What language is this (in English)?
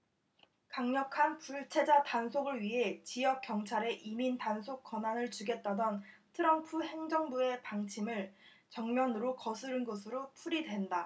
Korean